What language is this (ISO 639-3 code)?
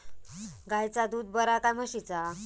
mar